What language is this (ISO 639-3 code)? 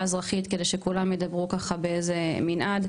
heb